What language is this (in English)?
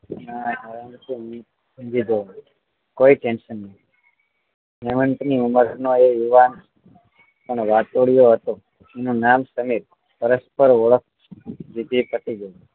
Gujarati